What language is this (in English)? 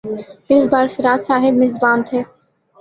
Urdu